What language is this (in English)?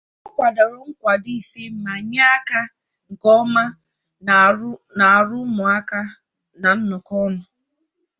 Igbo